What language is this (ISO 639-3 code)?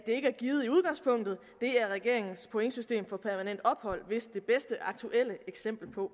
dan